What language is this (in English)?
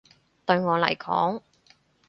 Cantonese